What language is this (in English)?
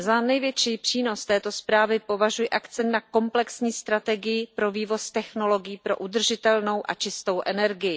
Czech